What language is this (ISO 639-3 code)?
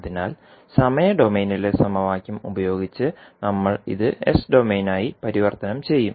mal